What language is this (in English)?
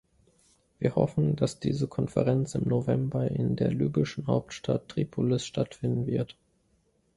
German